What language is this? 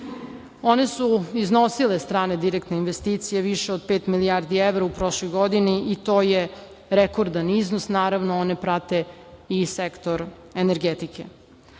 Serbian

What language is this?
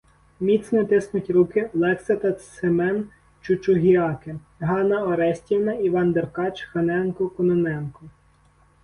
Ukrainian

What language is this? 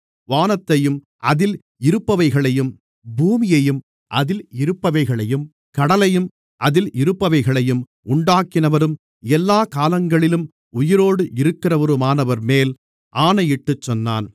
Tamil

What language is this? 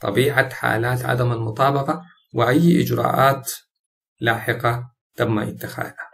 Arabic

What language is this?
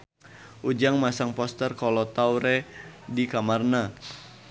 Sundanese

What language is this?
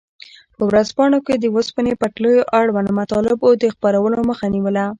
Pashto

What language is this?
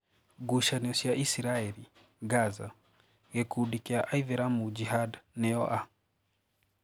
Kikuyu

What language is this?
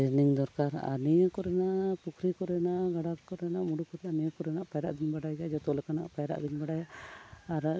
Santali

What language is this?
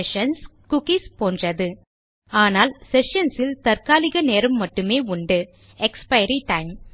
Tamil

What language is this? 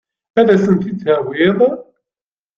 Kabyle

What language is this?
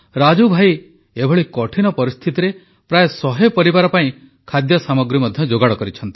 Odia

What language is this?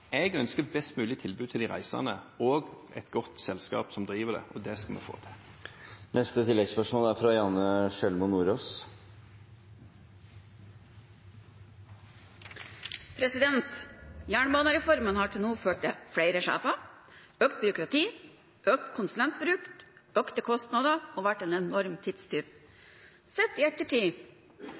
Norwegian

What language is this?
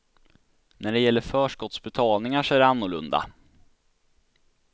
Swedish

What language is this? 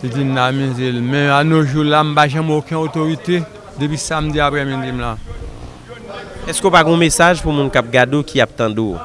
French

